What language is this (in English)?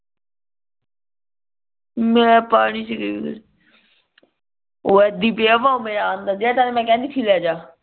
Punjabi